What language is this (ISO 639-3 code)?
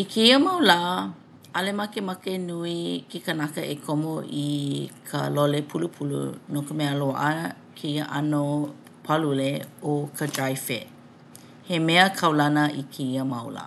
haw